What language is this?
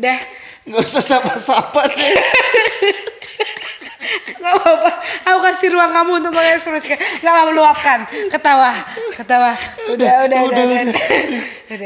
Indonesian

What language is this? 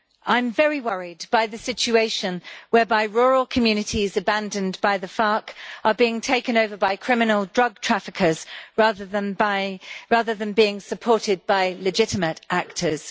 English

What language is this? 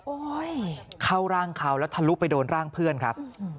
Thai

